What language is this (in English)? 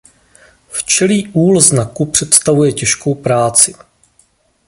Czech